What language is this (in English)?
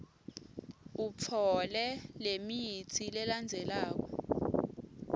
Swati